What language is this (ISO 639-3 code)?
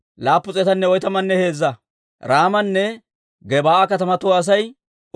dwr